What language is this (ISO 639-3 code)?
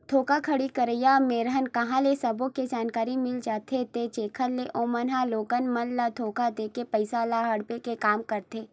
hne